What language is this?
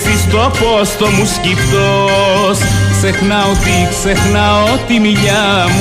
Greek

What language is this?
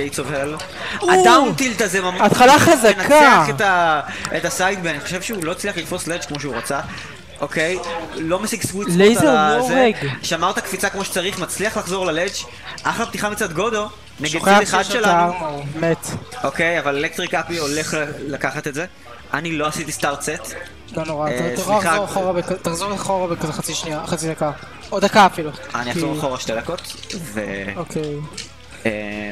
Hebrew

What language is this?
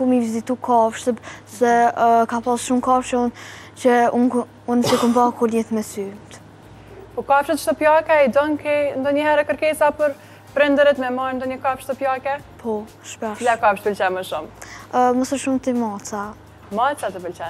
Romanian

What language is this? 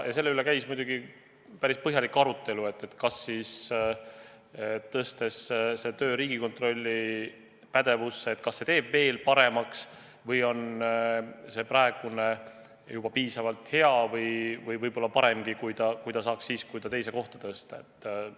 Estonian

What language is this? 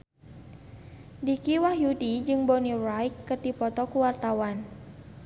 Sundanese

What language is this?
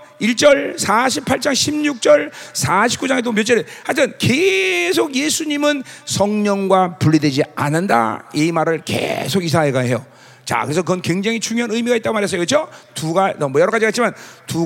Korean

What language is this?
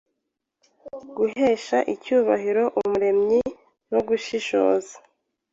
Kinyarwanda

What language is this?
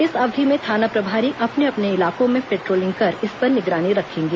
Hindi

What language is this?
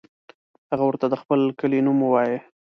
Pashto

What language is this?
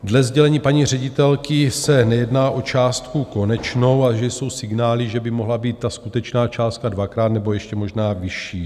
Czech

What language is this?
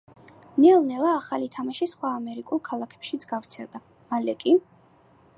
Georgian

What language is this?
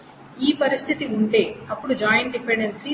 Telugu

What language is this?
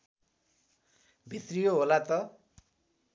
Nepali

